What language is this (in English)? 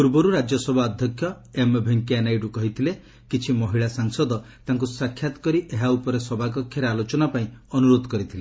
Odia